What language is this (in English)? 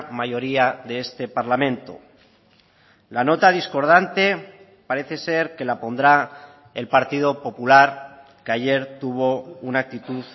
Spanish